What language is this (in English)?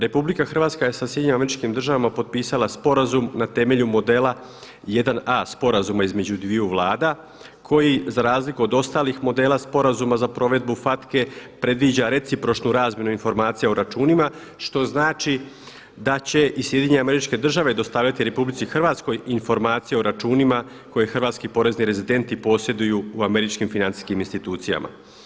Croatian